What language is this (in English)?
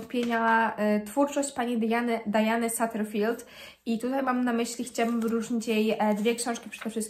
Polish